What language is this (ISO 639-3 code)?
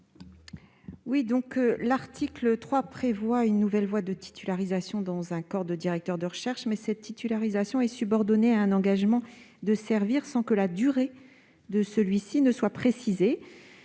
fra